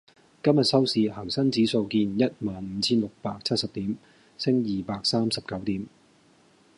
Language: Cantonese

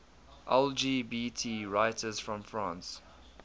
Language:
English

